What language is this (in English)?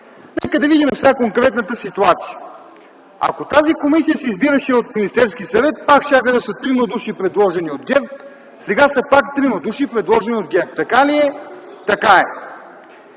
Bulgarian